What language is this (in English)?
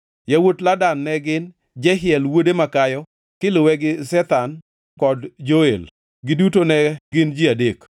Luo (Kenya and Tanzania)